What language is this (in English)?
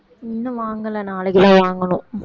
Tamil